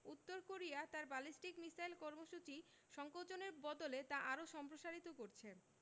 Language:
Bangla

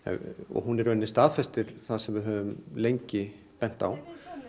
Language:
Icelandic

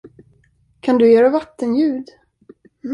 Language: Swedish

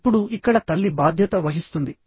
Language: Telugu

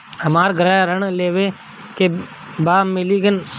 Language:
Bhojpuri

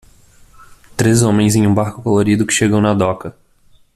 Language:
Portuguese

